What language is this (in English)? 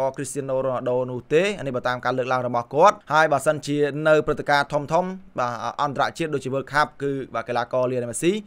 Thai